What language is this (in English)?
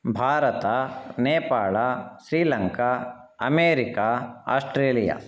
Sanskrit